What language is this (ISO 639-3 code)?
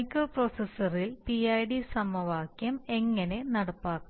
mal